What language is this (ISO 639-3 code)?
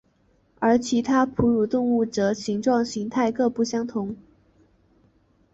zho